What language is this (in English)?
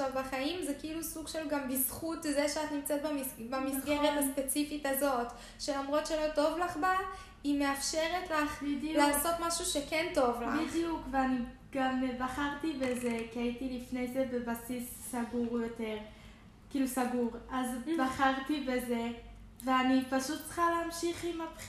Hebrew